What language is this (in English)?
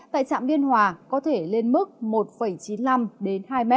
Vietnamese